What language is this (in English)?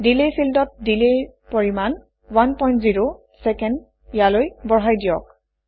Assamese